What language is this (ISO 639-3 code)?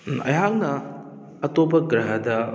mni